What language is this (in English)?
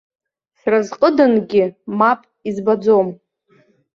Abkhazian